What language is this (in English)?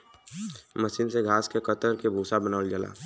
Bhojpuri